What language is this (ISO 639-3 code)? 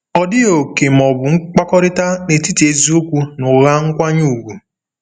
ibo